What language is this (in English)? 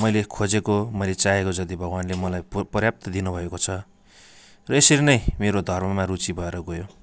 Nepali